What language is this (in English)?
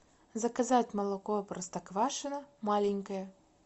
Russian